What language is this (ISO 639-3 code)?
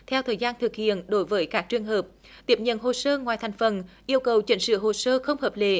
vie